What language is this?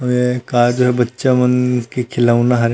Chhattisgarhi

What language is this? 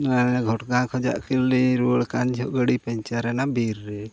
Santali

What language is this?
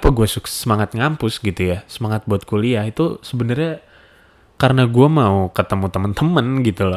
Indonesian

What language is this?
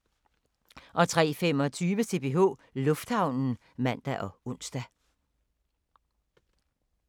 Danish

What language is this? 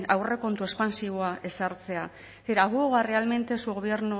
Spanish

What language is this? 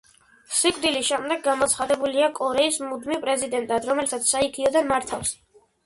Georgian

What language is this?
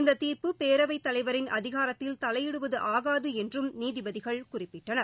Tamil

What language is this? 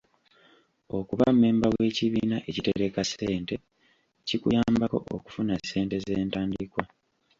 Ganda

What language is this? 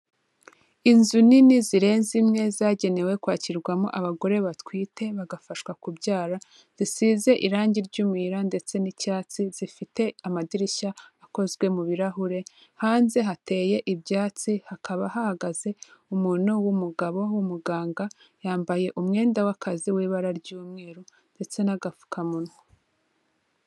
Kinyarwanda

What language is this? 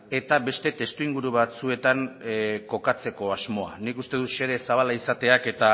Basque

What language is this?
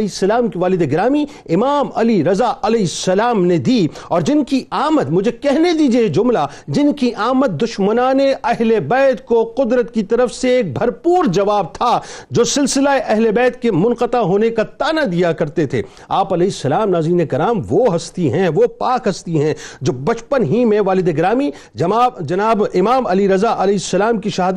Urdu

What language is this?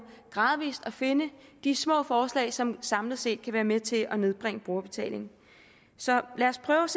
Danish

